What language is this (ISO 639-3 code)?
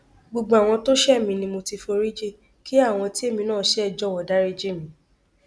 yor